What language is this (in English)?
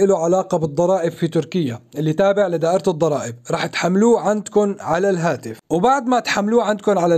Arabic